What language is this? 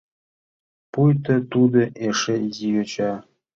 Mari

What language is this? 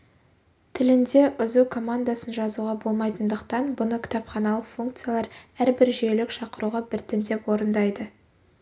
Kazakh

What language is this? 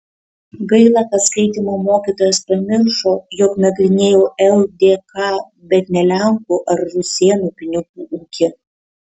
Lithuanian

